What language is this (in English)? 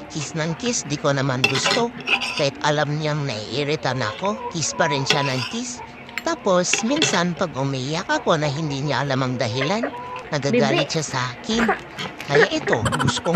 Filipino